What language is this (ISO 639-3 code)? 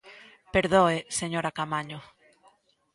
glg